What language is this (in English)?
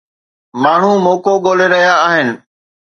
Sindhi